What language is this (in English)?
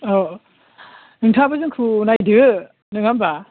Bodo